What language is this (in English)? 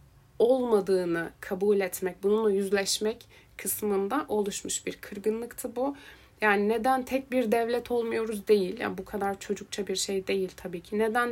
Turkish